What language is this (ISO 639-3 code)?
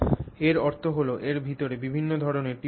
ben